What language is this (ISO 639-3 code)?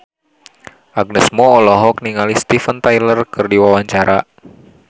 sun